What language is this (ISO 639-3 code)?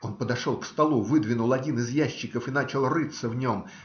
rus